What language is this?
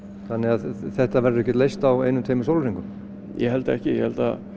Icelandic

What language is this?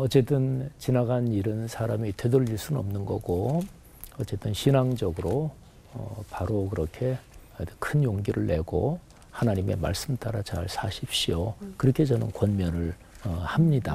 Korean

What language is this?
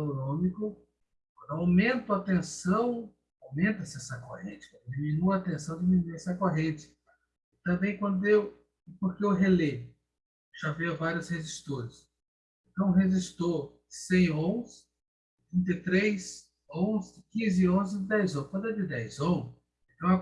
Portuguese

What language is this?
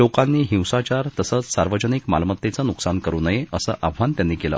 Marathi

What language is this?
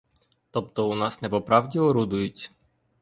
Ukrainian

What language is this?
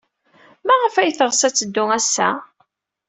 Kabyle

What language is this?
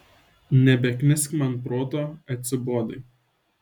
Lithuanian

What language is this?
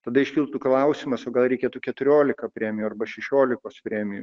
Lithuanian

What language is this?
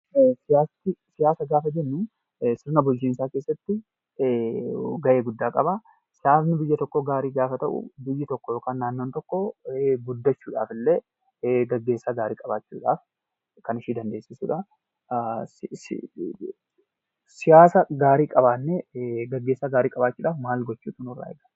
Oromo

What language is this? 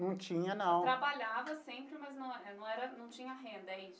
Portuguese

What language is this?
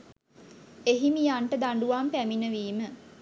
Sinhala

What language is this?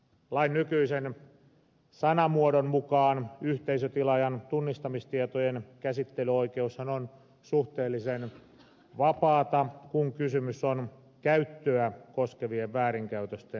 Finnish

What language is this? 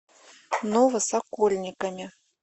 Russian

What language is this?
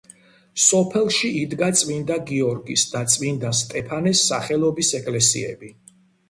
Georgian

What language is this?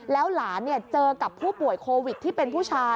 Thai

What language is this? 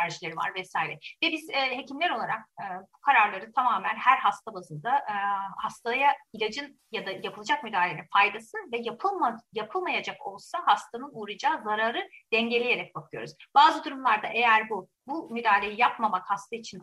Turkish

